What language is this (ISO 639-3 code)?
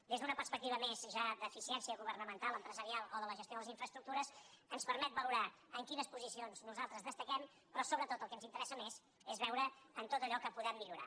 cat